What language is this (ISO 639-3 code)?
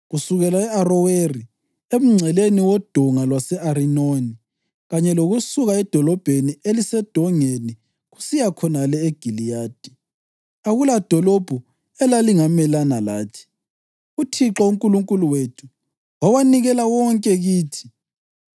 nde